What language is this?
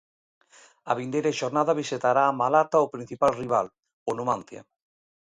Galician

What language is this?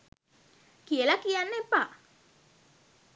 Sinhala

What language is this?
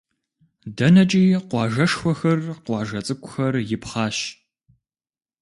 Kabardian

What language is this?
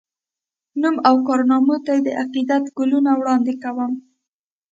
Pashto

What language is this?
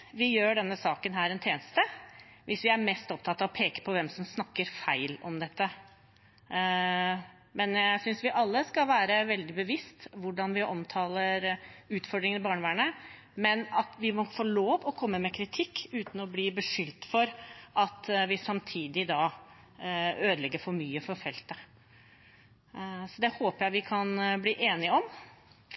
Norwegian Bokmål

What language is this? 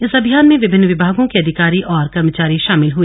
Hindi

